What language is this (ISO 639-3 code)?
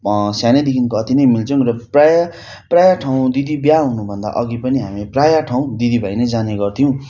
nep